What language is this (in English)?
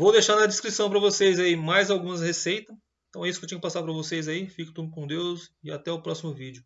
Portuguese